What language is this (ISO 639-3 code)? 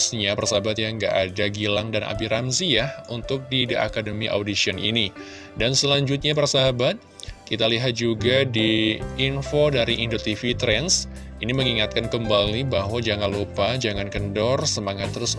ind